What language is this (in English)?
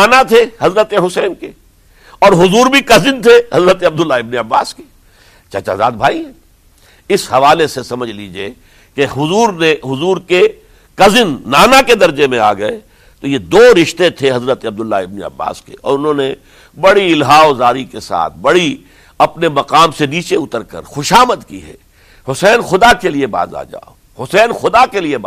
Urdu